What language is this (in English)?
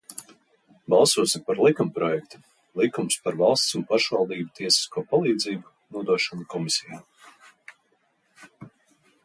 Latvian